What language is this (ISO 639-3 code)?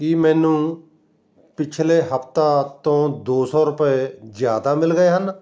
pan